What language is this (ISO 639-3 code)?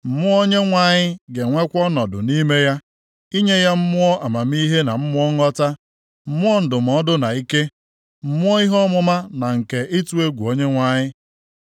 ibo